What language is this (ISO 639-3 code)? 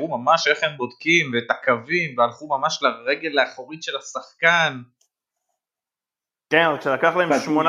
heb